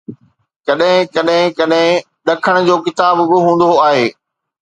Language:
Sindhi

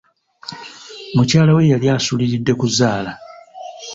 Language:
Ganda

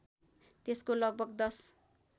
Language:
Nepali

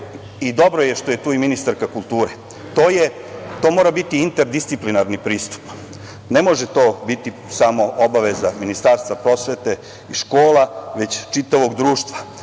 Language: Serbian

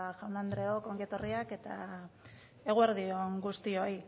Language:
Basque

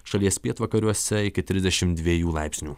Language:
Lithuanian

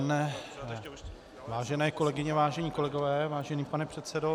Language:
Czech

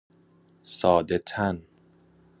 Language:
Persian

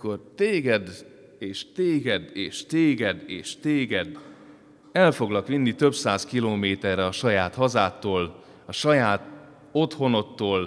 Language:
Hungarian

